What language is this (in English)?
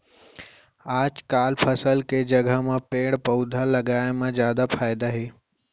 Chhattisgarhi